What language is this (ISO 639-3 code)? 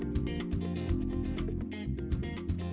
ind